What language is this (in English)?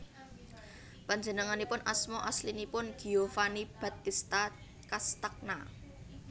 Javanese